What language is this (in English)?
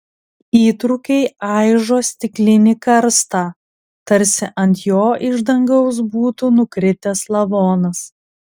Lithuanian